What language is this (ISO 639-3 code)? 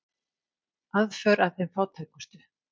isl